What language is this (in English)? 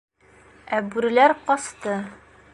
Bashkir